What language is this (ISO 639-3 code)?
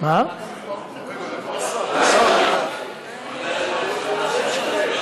heb